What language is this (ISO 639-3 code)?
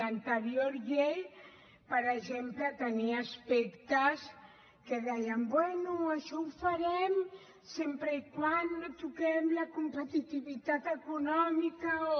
cat